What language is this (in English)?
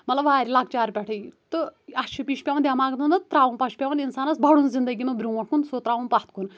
Kashmiri